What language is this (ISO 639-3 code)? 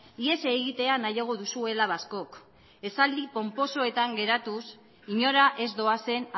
eus